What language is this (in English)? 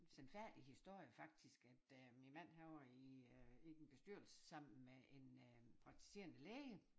Danish